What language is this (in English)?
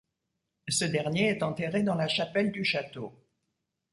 French